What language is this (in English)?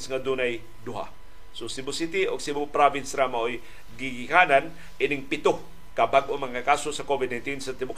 Filipino